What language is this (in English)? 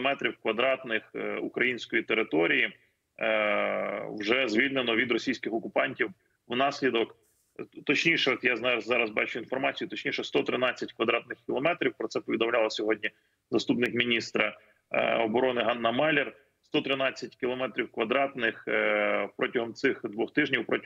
Ukrainian